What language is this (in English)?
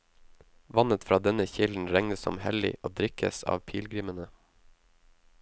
Norwegian